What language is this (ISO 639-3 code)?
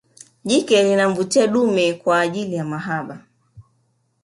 swa